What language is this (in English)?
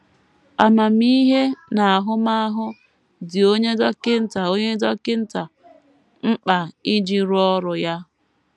Igbo